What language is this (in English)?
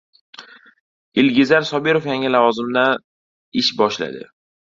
Uzbek